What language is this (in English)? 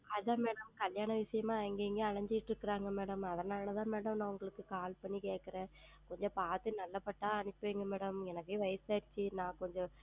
Tamil